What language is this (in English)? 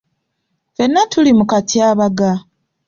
Ganda